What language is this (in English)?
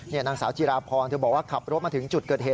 Thai